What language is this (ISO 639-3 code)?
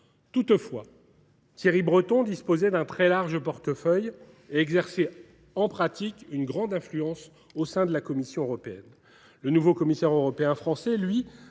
fra